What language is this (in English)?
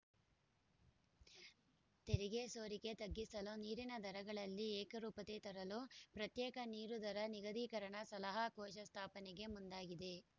Kannada